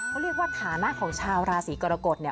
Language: Thai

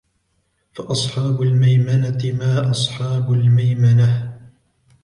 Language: Arabic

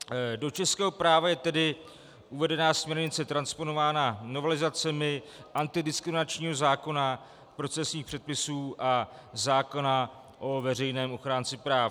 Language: Czech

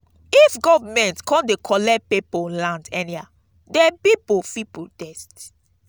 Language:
Nigerian Pidgin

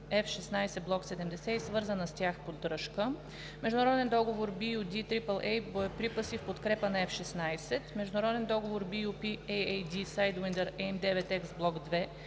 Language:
Bulgarian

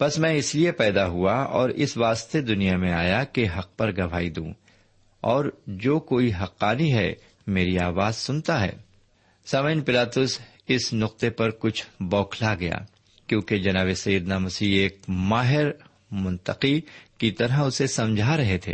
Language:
Urdu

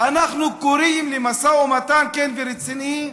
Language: Hebrew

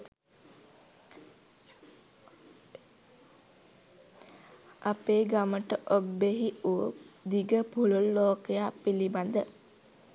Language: Sinhala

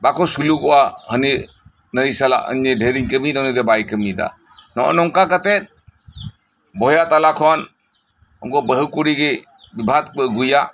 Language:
Santali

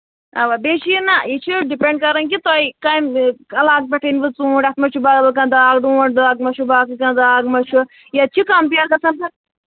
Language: Kashmiri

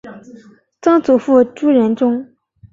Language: Chinese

